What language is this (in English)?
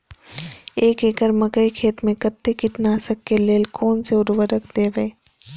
Maithili